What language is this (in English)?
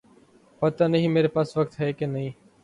Urdu